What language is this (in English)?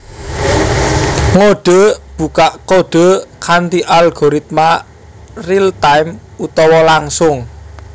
Javanese